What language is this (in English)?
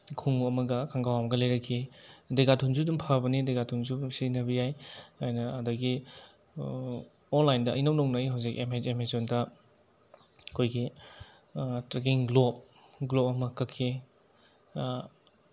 Manipuri